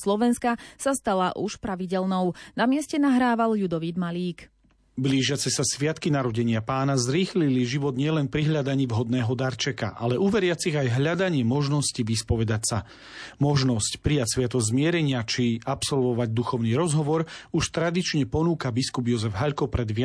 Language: Slovak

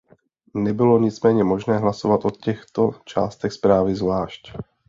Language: Czech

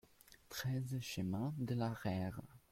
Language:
French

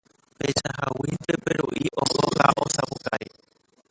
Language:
Guarani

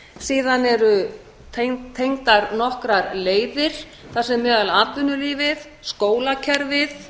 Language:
Icelandic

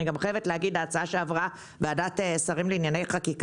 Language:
Hebrew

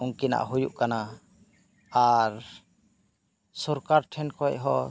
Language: Santali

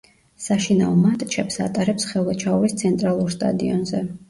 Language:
Georgian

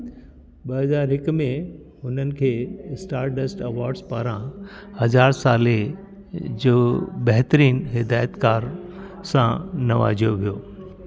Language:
Sindhi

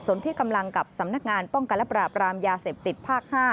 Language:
Thai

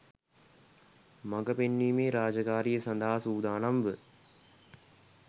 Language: Sinhala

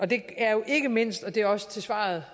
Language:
Danish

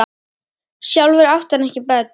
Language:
Icelandic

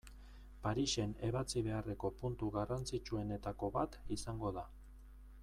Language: Basque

